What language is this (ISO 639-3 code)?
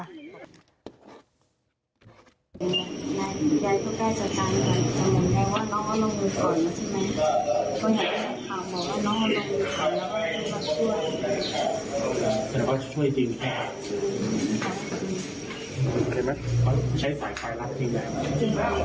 tha